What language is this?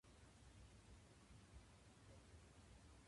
Japanese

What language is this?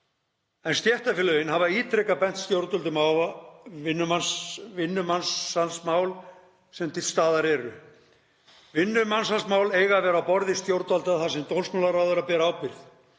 Icelandic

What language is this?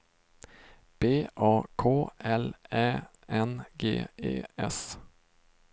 Swedish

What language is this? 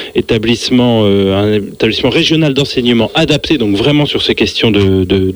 French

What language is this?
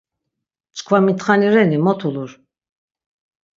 Laz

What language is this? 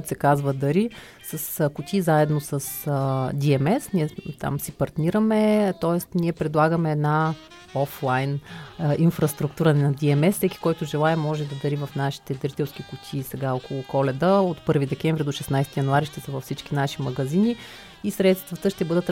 Bulgarian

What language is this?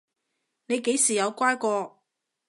Cantonese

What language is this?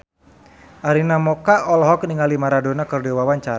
Sundanese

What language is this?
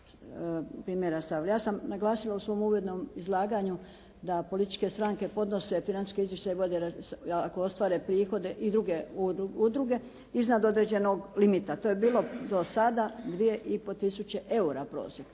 Croatian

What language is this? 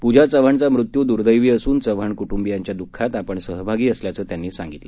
Marathi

